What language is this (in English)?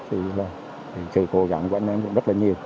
Vietnamese